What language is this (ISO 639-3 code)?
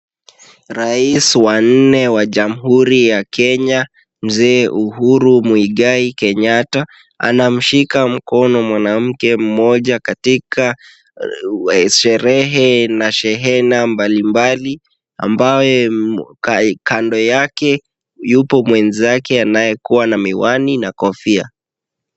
swa